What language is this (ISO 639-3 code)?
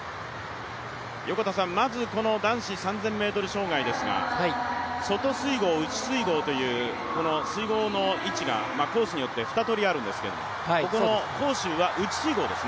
jpn